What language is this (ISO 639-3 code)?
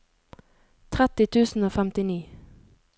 nor